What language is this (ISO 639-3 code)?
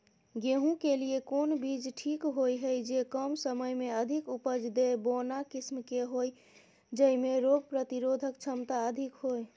mai